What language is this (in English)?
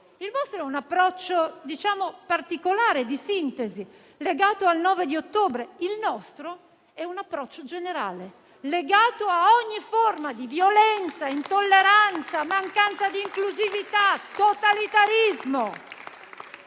Italian